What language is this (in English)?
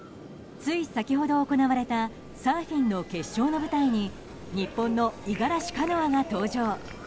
Japanese